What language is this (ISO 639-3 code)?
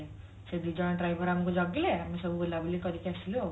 ori